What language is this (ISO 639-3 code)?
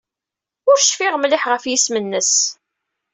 kab